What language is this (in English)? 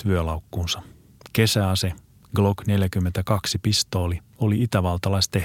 Finnish